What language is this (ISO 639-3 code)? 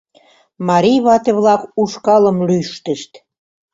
chm